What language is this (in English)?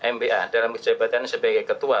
Indonesian